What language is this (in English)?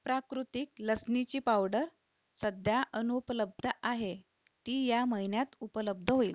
Marathi